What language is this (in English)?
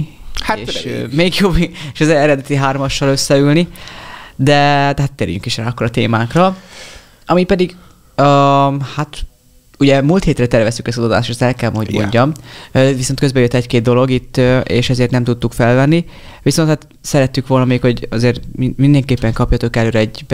Hungarian